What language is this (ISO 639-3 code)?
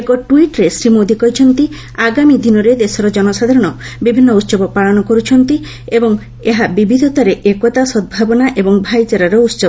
ori